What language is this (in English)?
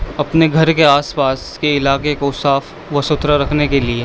Urdu